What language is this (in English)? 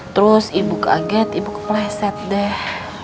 Indonesian